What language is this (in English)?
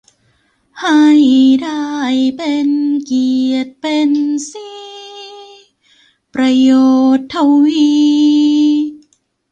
Thai